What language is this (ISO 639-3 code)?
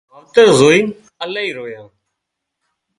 kxp